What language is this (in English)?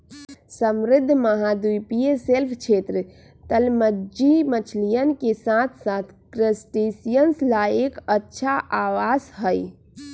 Magahi